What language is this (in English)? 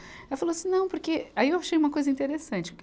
Portuguese